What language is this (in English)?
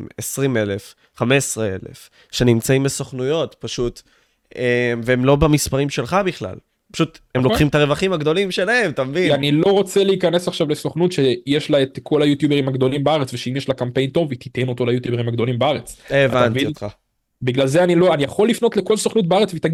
Hebrew